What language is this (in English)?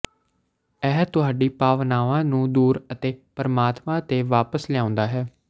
Punjabi